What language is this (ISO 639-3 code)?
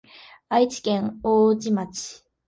jpn